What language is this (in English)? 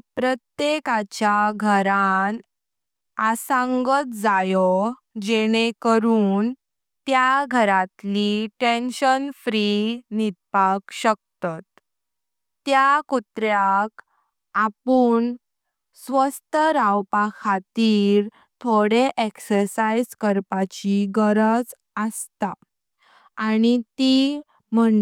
Konkani